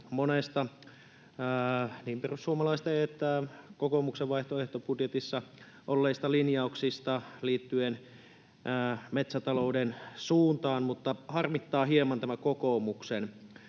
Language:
Finnish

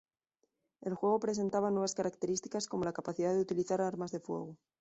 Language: Spanish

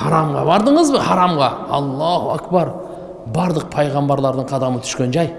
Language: Turkish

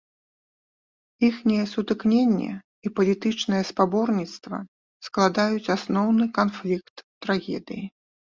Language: Belarusian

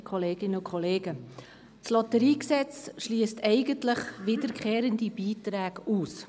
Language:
Swiss German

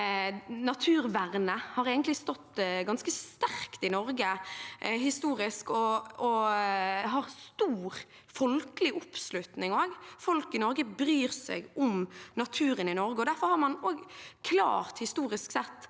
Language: Norwegian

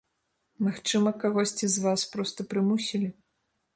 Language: Belarusian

